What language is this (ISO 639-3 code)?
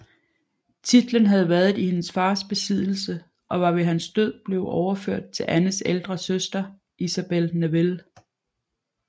dan